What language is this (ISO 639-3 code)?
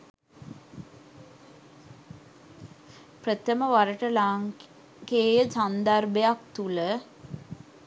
sin